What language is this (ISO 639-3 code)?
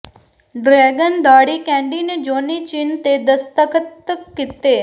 pan